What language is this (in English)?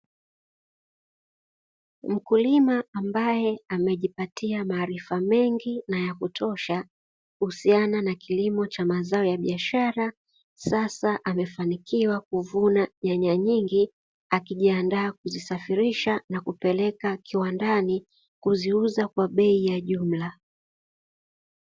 Swahili